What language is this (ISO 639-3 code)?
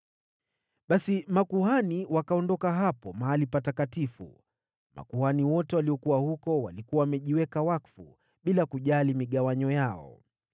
swa